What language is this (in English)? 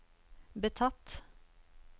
Norwegian